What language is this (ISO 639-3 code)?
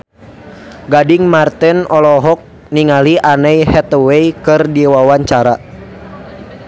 sun